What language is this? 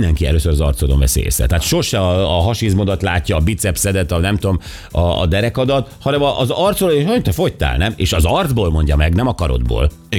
Hungarian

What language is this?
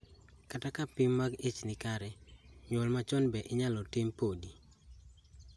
Luo (Kenya and Tanzania)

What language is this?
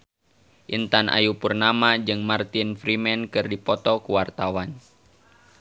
Sundanese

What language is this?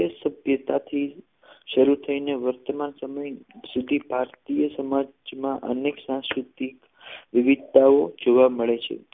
Gujarati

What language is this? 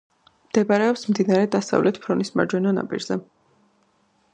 Georgian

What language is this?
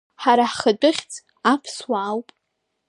Abkhazian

